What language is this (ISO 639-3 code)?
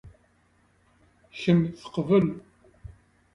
kab